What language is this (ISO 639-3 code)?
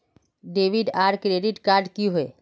mag